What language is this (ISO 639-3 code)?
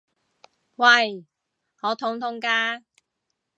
yue